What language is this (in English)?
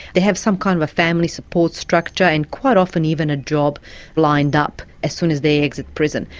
English